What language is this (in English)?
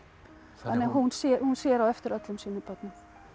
Icelandic